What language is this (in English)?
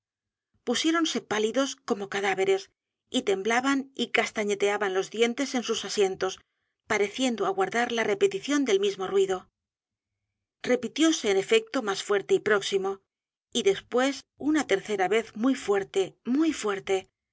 Spanish